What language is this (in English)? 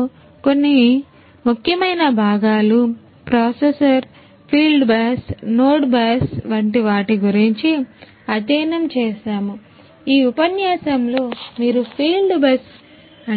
Telugu